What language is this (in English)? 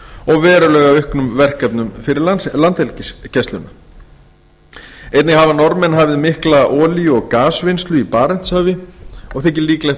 Icelandic